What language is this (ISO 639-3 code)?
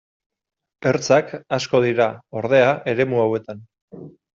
eus